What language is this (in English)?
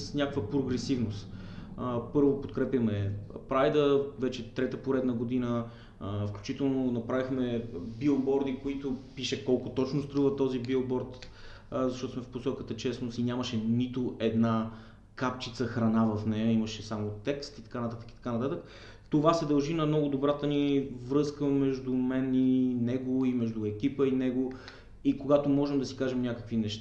Bulgarian